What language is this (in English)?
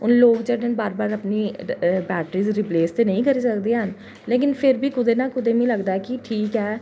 Dogri